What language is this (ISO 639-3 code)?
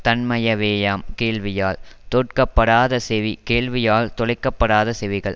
tam